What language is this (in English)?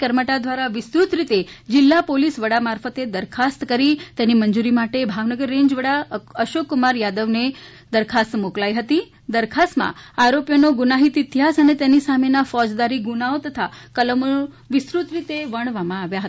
Gujarati